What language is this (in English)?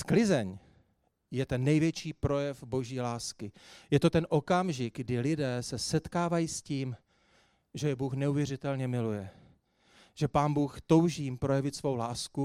Czech